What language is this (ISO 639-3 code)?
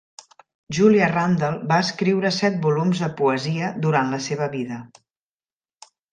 cat